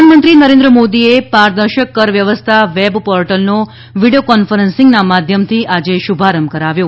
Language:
Gujarati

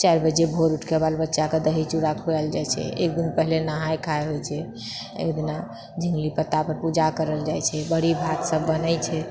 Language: Maithili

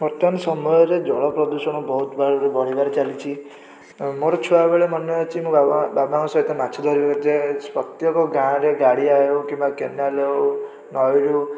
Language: Odia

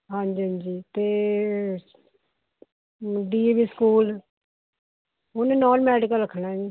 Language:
Punjabi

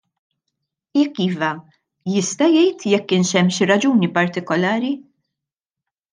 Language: Maltese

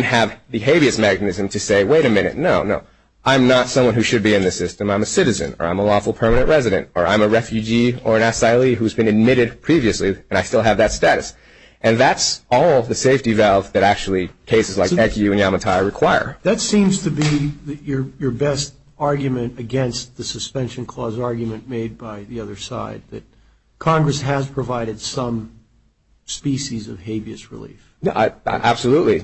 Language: English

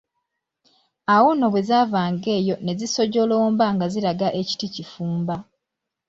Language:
Ganda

